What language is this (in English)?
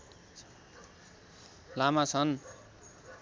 Nepali